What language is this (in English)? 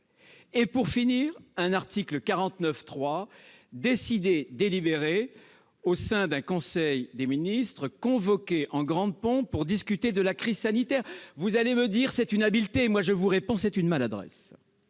French